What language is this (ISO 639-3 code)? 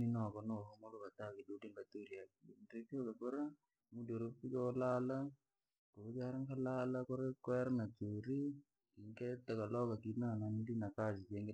lag